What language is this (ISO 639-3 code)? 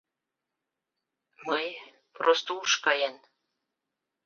chm